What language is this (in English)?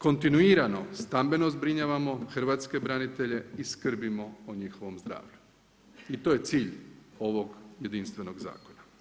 Croatian